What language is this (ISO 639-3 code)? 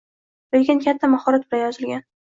uzb